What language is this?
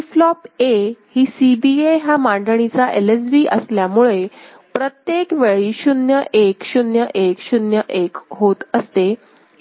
Marathi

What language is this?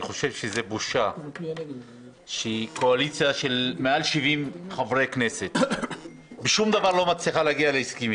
Hebrew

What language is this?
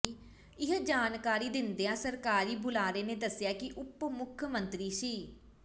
Punjabi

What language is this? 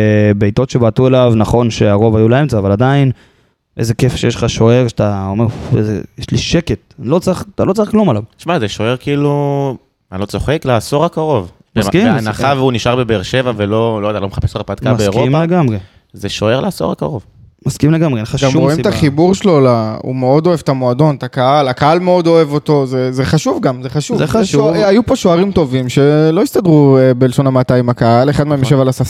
Hebrew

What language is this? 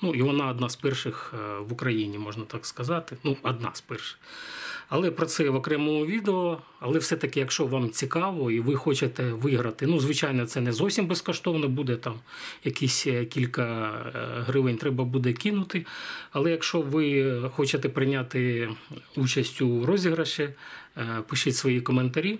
Ukrainian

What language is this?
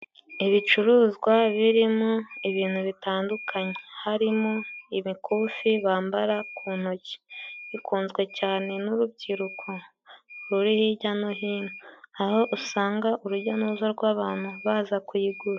Kinyarwanda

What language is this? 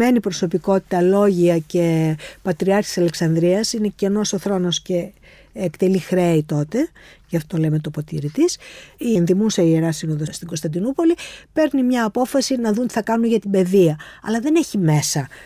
Greek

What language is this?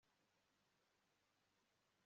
Kinyarwanda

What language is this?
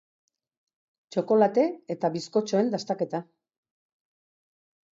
Basque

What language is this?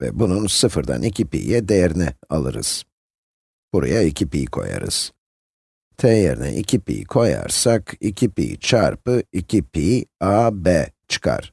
Turkish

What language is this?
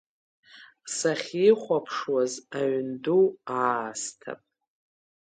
Abkhazian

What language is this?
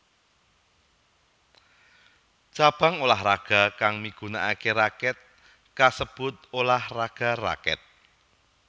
Javanese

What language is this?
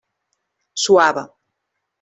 Catalan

